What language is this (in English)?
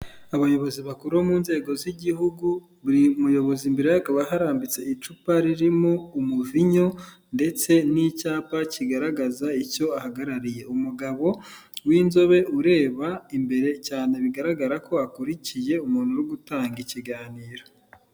Kinyarwanda